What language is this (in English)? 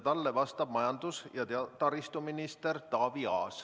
Estonian